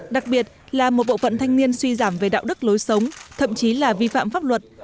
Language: Vietnamese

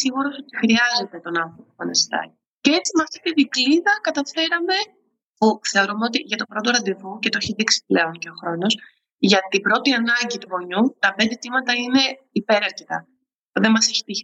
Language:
Greek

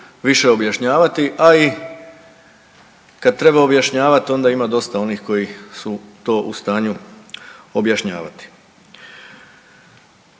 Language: Croatian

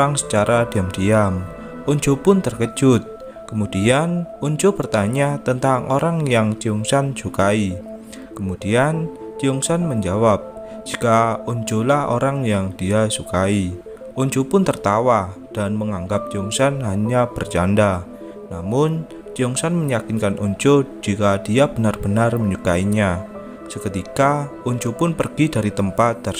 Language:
Indonesian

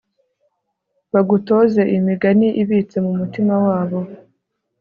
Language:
Kinyarwanda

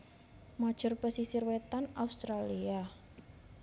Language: Javanese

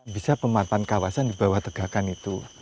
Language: Indonesian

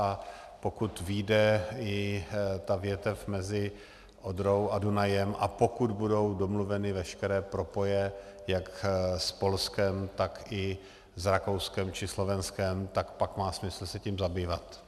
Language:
Czech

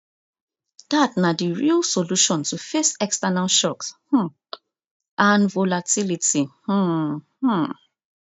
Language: Nigerian Pidgin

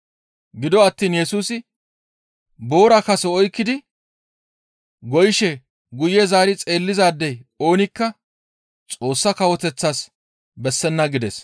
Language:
Gamo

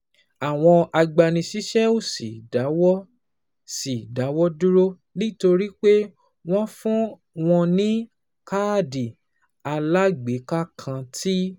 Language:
Yoruba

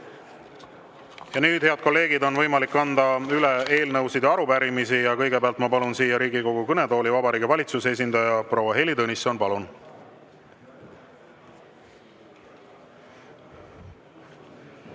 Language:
Estonian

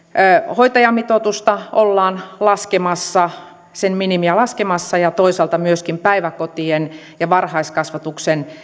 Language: Finnish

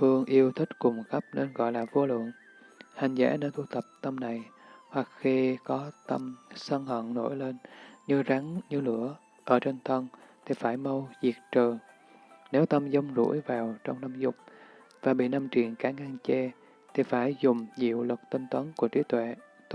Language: Vietnamese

